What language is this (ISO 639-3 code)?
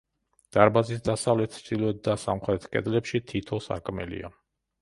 kat